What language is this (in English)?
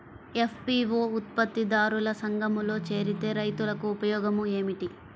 Telugu